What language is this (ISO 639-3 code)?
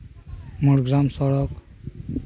sat